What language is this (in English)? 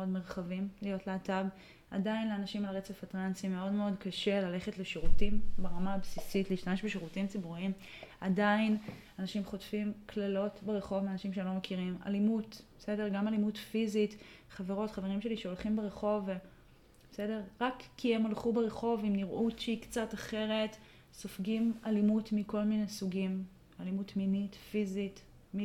Hebrew